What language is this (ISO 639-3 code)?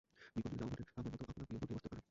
ben